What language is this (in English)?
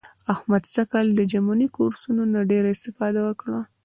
Pashto